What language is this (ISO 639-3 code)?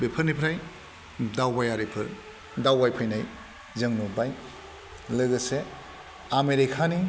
brx